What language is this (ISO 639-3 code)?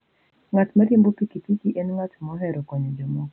luo